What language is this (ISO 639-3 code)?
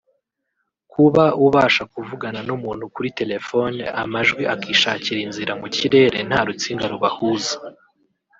kin